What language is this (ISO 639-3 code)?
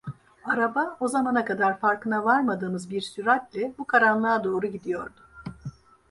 tur